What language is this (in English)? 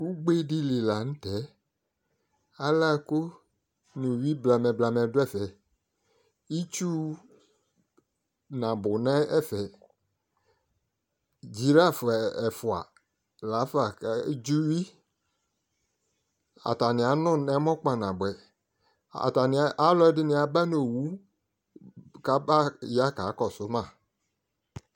Ikposo